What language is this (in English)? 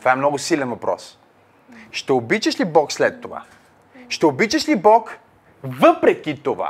Bulgarian